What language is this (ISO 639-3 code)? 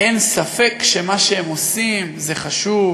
heb